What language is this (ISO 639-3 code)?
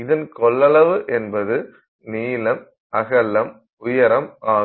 tam